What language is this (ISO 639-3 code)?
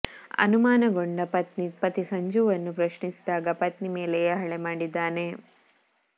kan